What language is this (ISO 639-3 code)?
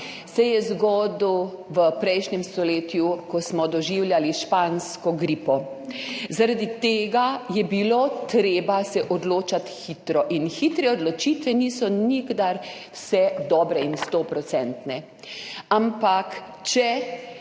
slv